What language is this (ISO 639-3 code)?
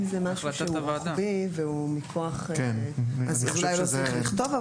heb